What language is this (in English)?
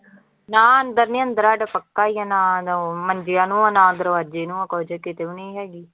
Punjabi